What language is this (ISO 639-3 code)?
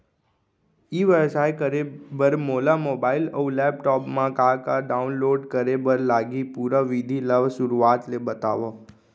hne